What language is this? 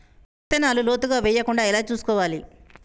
Telugu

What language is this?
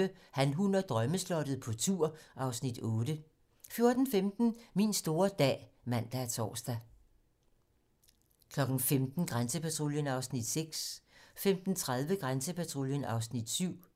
Danish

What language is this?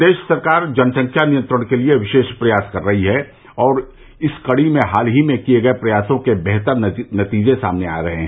Hindi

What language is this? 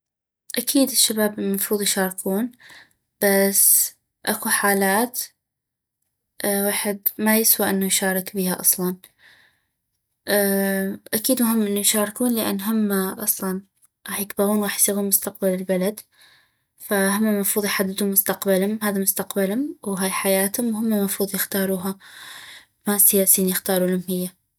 North Mesopotamian Arabic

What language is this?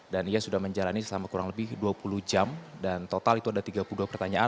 Indonesian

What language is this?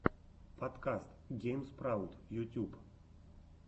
Russian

